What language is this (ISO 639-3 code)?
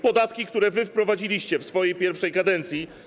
pol